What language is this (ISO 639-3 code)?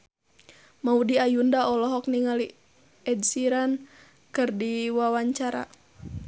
sun